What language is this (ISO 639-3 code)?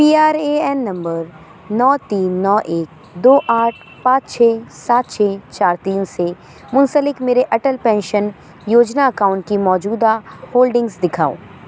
urd